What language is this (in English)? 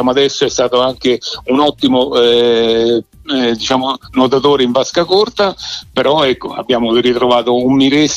Italian